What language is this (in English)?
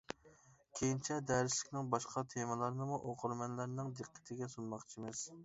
Uyghur